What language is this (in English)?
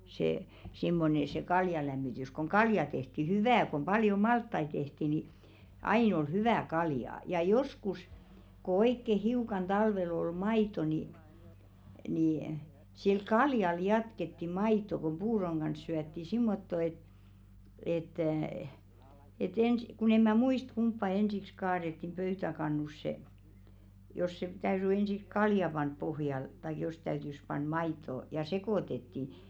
Finnish